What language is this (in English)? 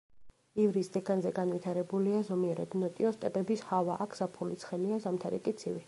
Georgian